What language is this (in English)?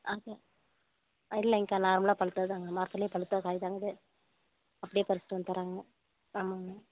Tamil